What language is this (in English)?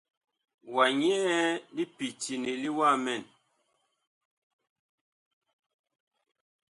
Bakoko